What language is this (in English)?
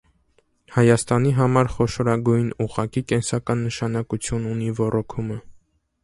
Armenian